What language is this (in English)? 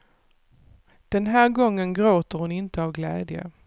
Swedish